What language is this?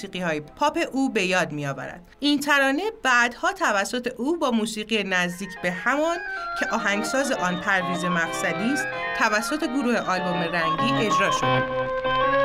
Persian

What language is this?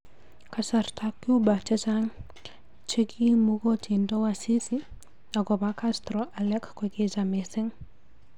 Kalenjin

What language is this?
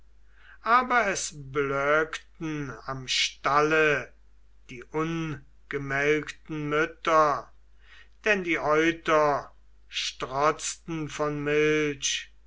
German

